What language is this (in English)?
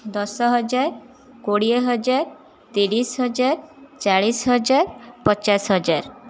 Odia